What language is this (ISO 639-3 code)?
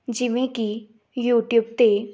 pan